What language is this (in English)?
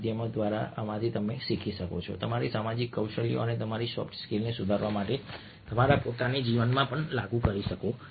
Gujarati